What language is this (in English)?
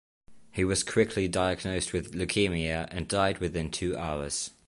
English